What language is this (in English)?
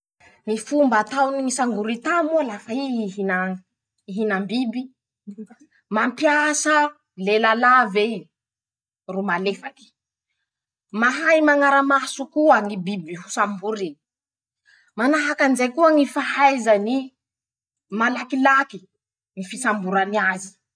Masikoro Malagasy